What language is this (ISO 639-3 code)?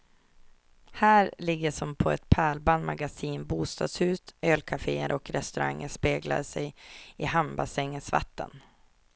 swe